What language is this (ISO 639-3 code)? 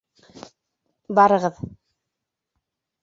bak